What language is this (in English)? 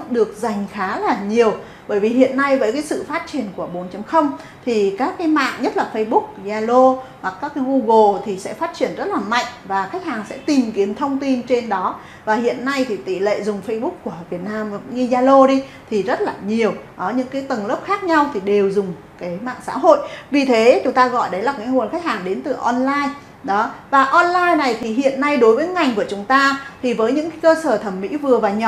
Vietnamese